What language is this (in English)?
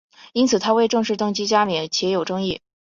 Chinese